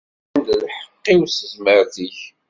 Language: Kabyle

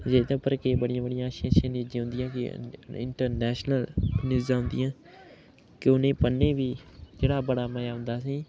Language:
Dogri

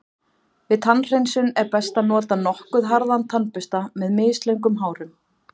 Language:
Icelandic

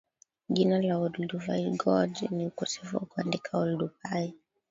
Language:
Swahili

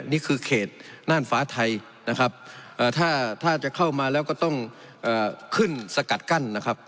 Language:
Thai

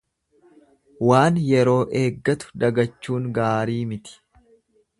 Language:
Oromo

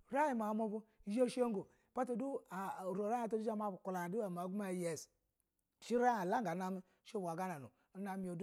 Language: Basa (Nigeria)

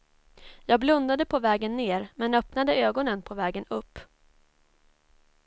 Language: Swedish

